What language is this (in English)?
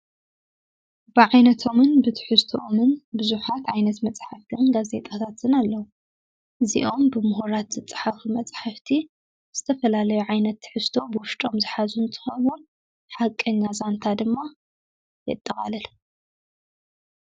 Tigrinya